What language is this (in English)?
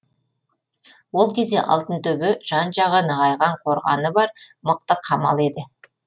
Kazakh